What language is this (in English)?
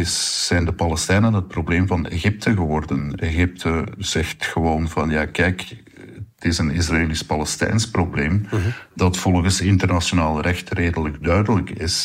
Dutch